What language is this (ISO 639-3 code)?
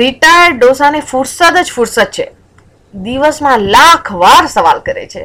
guj